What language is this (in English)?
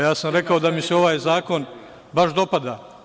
Serbian